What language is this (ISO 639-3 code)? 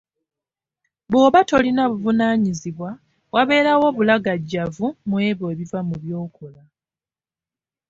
lug